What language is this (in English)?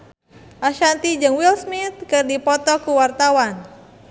Sundanese